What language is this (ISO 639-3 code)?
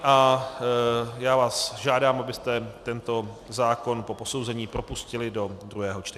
ces